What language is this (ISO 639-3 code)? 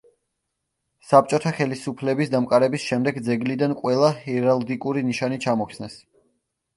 kat